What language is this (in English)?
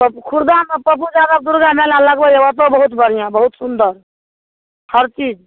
Maithili